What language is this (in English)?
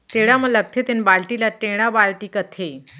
Chhattisgarhi